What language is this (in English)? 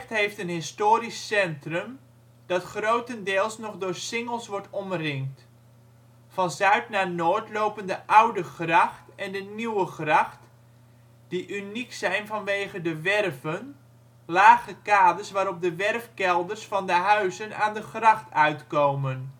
Dutch